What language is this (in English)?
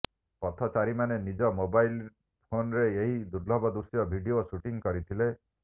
Odia